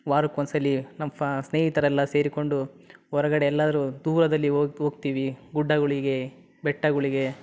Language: Kannada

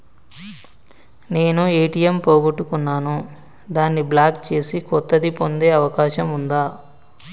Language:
Telugu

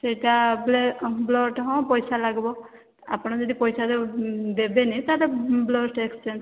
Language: Odia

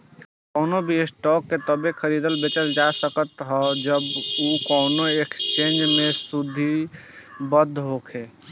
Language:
Bhojpuri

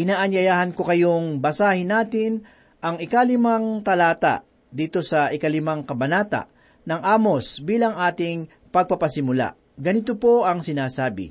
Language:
Filipino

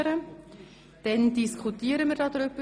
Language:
Swiss German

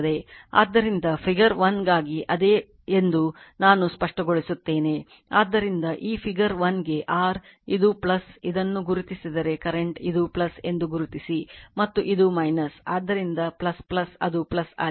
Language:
Kannada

